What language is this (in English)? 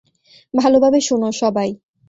Bangla